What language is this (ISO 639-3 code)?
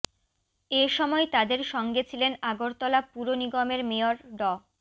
ben